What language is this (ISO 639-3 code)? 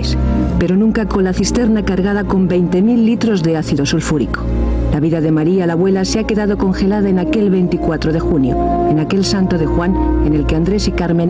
spa